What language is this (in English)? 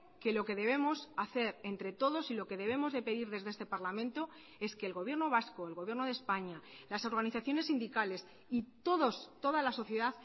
Spanish